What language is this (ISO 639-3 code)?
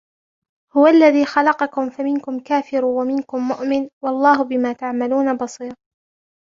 ara